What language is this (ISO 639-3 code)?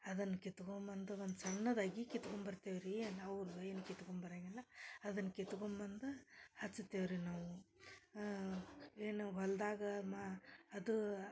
kan